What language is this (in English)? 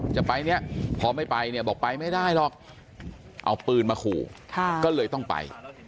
Thai